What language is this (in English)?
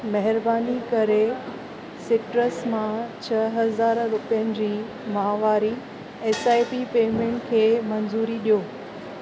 Sindhi